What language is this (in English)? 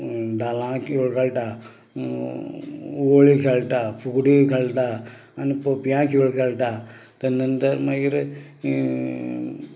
Konkani